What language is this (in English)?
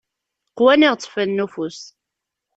Kabyle